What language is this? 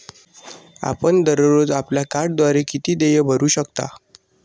Marathi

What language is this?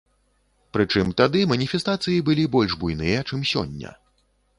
Belarusian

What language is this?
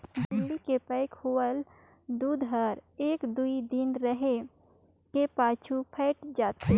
Chhattisgarhi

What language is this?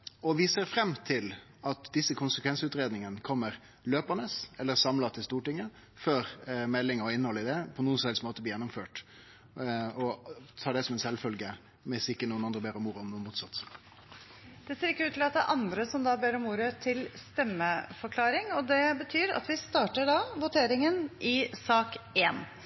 Norwegian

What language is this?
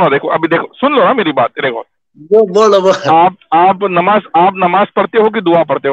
Urdu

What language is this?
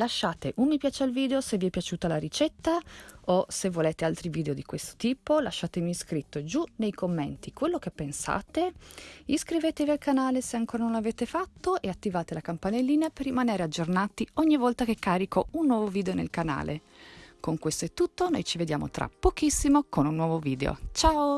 Italian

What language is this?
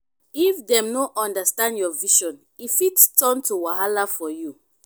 Nigerian Pidgin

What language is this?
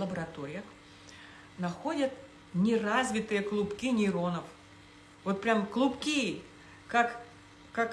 Russian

